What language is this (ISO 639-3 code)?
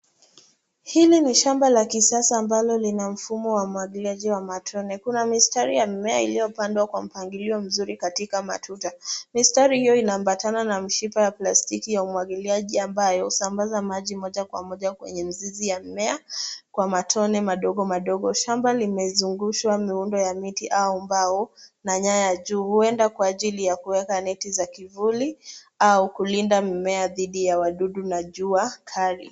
swa